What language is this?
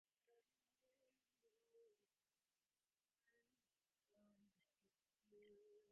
Divehi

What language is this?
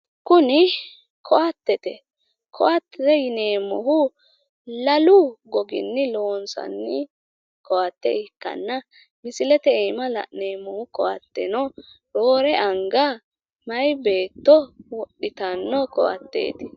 Sidamo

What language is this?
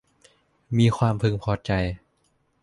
Thai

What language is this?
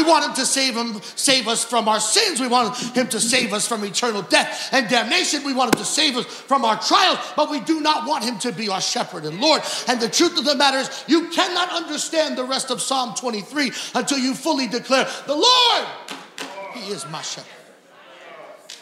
English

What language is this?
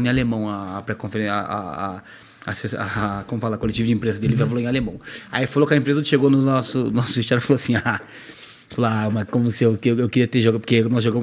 Portuguese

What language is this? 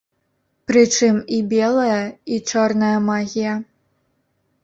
Belarusian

